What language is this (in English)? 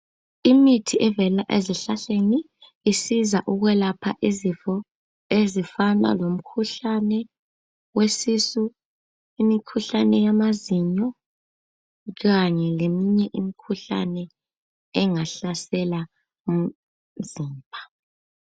North Ndebele